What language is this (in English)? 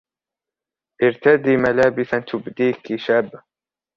Arabic